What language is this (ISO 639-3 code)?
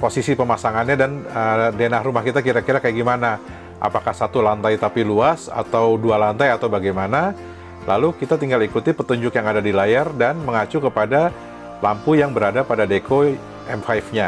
ind